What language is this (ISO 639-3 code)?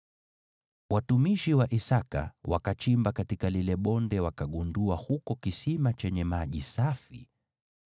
swa